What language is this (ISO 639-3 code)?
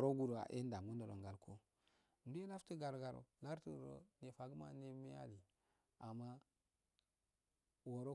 aal